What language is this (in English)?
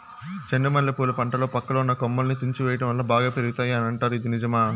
Telugu